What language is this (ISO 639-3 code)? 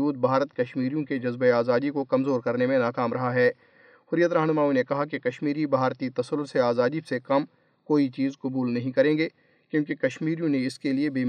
urd